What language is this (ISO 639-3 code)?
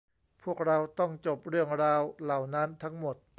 tha